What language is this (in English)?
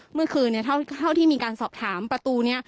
Thai